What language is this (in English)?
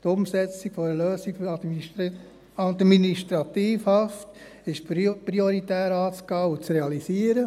Swiss German